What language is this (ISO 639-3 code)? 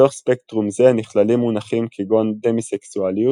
heb